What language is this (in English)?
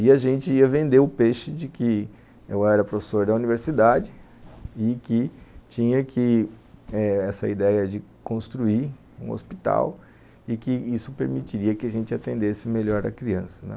Portuguese